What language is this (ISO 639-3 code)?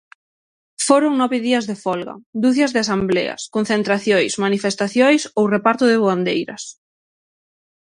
glg